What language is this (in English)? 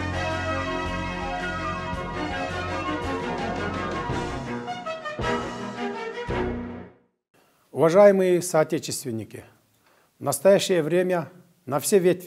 Russian